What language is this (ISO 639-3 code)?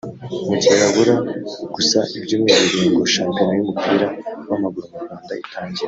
kin